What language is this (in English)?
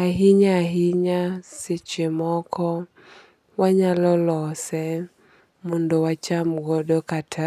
Luo (Kenya and Tanzania)